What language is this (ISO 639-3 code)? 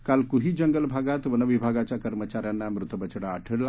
mar